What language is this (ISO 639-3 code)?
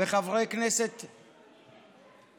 heb